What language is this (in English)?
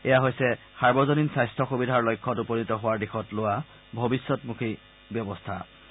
Assamese